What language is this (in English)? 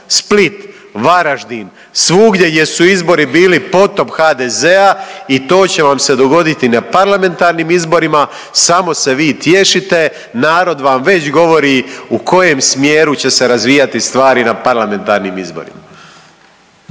Croatian